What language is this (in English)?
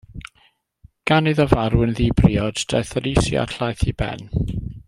Welsh